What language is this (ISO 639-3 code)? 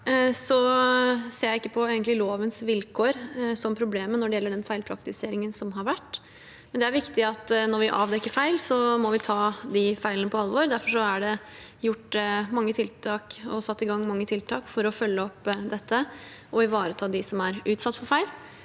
nor